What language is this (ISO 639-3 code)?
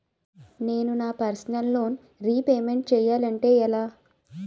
tel